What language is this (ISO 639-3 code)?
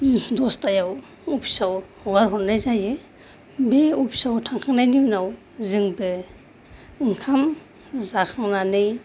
brx